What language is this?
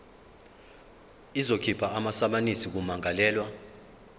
Zulu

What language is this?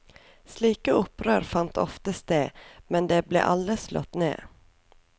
Norwegian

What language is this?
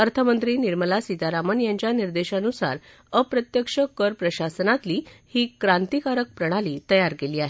Marathi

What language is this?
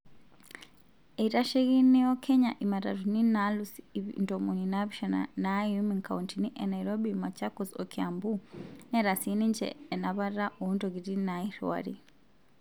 Masai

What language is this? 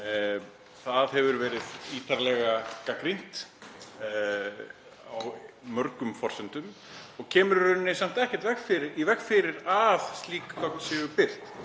Icelandic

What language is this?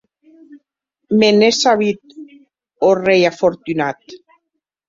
Occitan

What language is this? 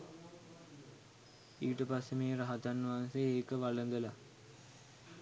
Sinhala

